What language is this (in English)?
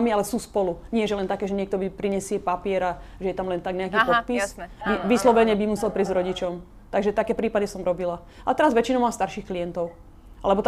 Slovak